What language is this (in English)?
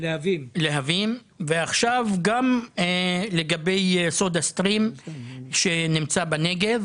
Hebrew